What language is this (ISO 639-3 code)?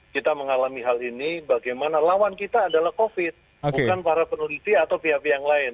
ind